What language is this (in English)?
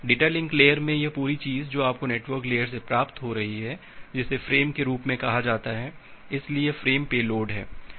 Hindi